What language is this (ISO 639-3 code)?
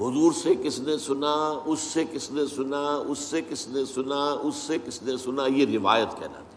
urd